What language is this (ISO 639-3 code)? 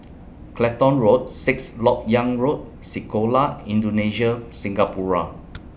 eng